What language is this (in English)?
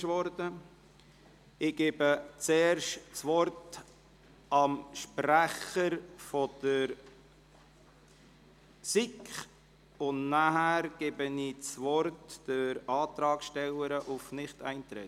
Swiss German